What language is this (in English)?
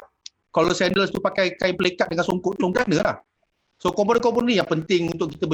Malay